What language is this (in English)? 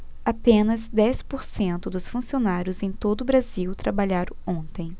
Portuguese